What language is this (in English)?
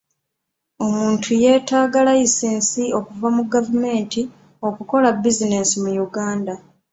Ganda